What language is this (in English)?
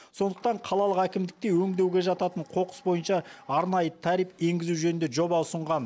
Kazakh